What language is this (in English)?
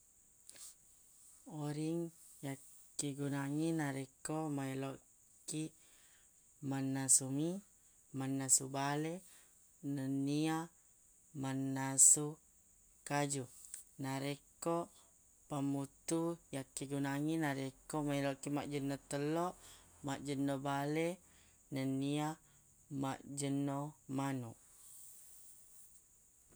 Buginese